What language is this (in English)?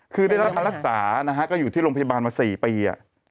Thai